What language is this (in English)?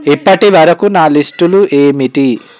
Telugu